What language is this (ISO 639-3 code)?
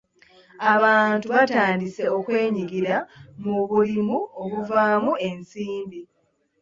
lug